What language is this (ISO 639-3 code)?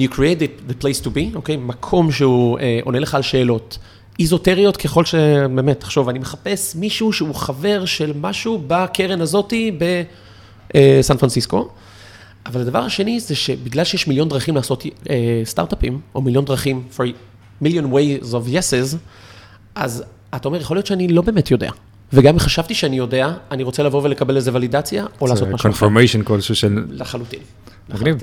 heb